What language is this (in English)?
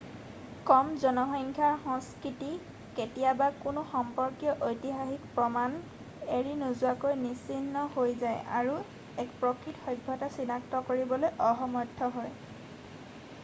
Assamese